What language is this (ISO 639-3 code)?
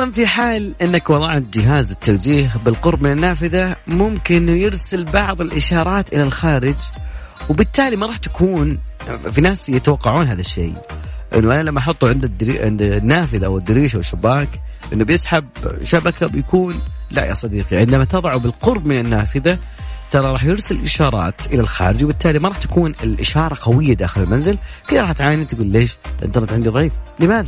ara